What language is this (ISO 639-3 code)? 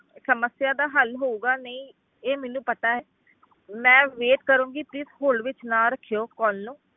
pan